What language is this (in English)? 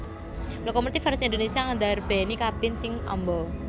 Javanese